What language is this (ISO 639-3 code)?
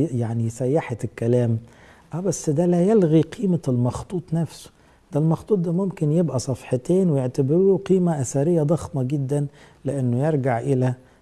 ara